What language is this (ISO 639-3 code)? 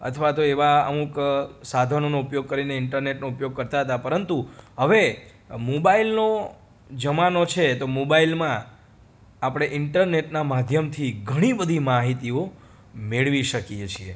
guj